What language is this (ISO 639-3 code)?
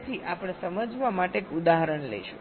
guj